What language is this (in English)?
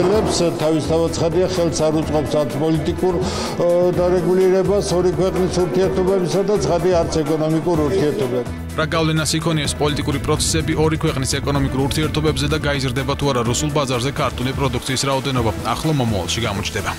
Romanian